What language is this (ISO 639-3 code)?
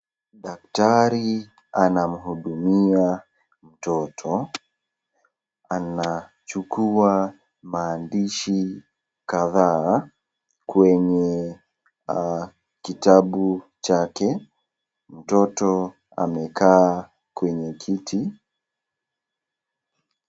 swa